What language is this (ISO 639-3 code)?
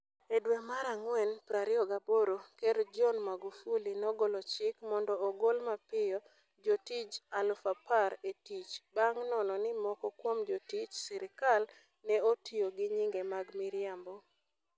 luo